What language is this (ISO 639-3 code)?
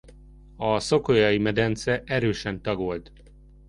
hun